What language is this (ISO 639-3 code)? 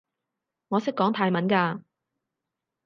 yue